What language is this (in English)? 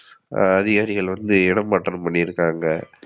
Tamil